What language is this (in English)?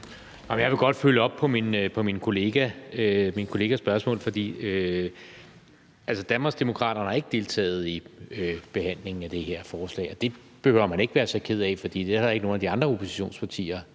Danish